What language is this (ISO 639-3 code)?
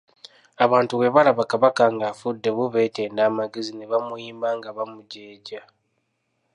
lug